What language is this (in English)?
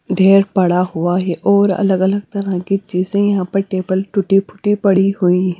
Hindi